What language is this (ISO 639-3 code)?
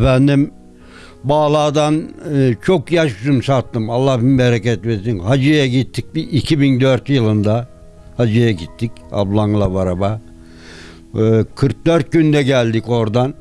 tur